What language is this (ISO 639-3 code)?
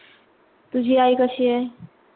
mar